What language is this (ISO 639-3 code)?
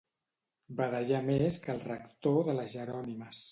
cat